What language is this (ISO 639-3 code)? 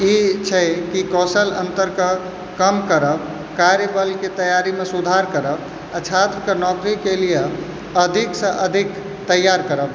mai